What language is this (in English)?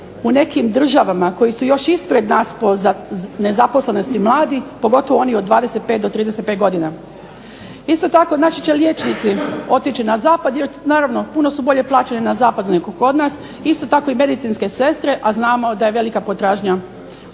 Croatian